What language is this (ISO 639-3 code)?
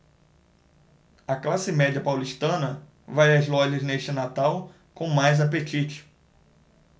por